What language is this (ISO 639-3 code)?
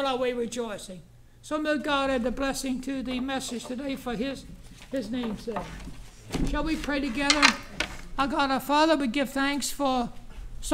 eng